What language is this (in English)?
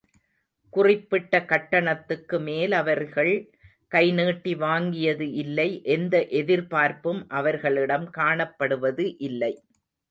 Tamil